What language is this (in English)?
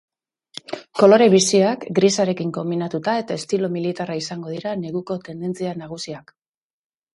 Basque